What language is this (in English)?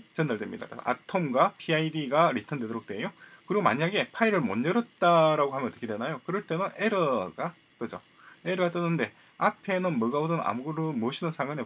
Korean